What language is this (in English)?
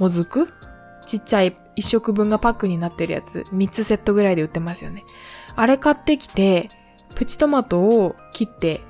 Japanese